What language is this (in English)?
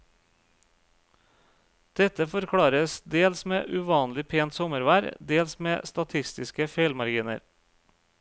Norwegian